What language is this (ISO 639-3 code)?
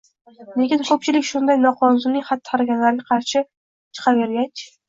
uzb